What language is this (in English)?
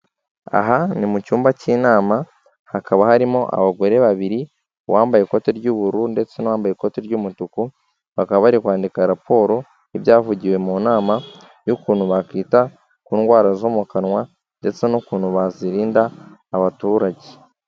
Kinyarwanda